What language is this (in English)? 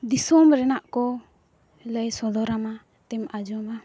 Santali